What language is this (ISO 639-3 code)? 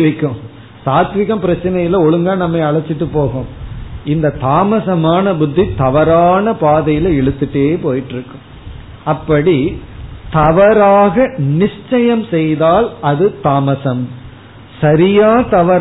tam